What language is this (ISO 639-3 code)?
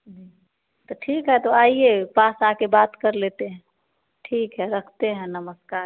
hin